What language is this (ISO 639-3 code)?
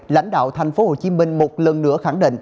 vie